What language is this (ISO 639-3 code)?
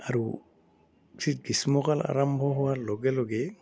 asm